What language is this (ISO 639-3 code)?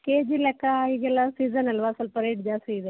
kan